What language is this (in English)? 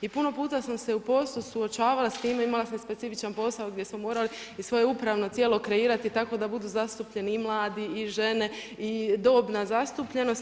Croatian